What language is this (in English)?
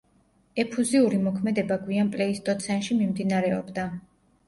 Georgian